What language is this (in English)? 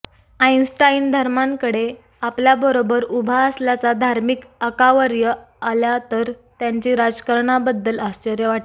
Marathi